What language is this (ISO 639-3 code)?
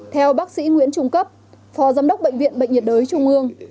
vie